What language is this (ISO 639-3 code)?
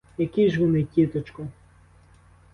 ukr